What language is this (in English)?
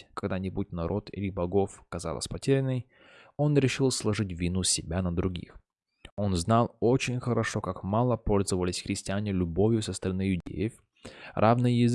Russian